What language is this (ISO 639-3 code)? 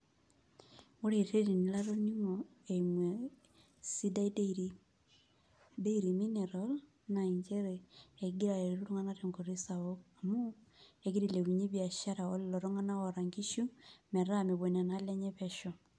mas